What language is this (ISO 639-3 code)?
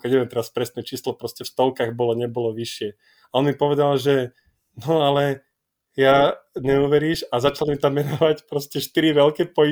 slk